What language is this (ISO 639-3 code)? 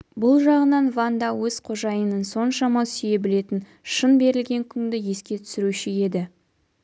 kaz